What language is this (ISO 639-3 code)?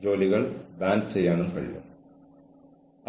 mal